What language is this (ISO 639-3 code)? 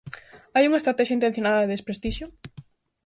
glg